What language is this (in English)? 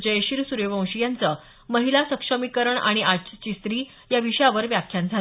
Marathi